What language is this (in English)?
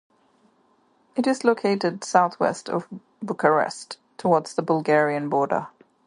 English